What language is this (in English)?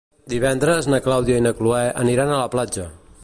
Catalan